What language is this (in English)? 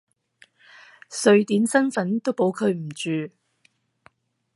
Cantonese